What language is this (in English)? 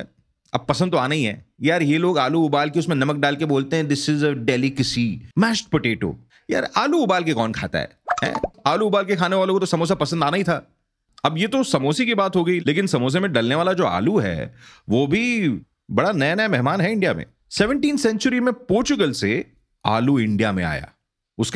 Hindi